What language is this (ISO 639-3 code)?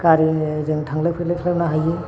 brx